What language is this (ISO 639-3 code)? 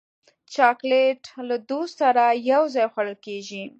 pus